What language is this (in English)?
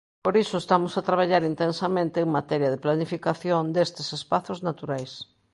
Galician